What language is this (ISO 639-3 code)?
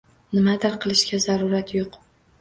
uzb